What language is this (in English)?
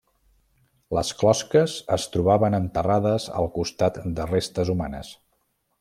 Catalan